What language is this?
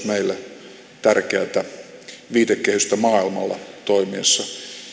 Finnish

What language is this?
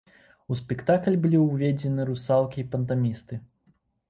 Belarusian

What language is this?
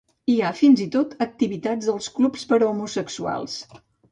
Catalan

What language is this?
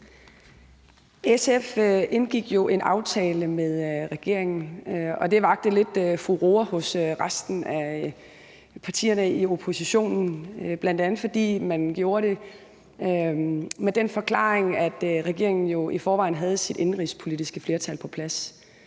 Danish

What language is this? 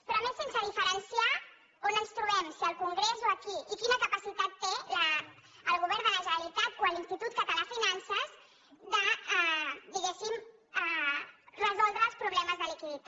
Catalan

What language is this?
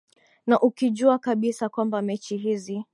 Swahili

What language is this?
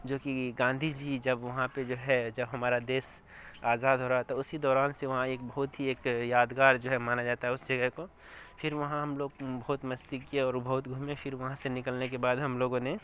Urdu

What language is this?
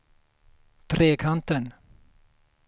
Swedish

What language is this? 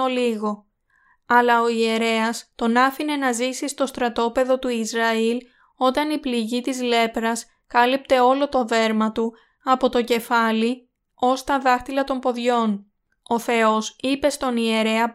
Greek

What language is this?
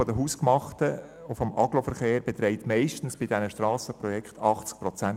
Swiss German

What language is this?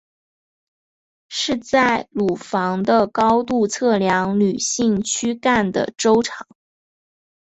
Chinese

